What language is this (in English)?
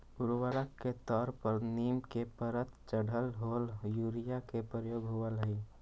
Magahi